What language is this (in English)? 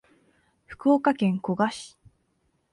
Japanese